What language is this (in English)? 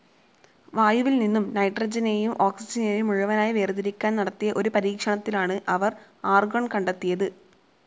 Malayalam